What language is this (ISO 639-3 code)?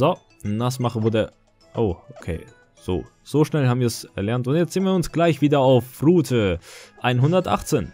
deu